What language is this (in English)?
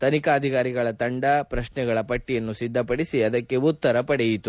Kannada